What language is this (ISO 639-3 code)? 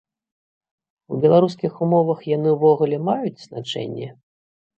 bel